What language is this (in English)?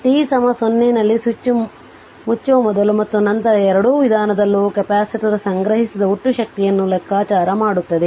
Kannada